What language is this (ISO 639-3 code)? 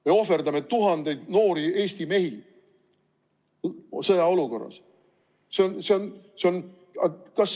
est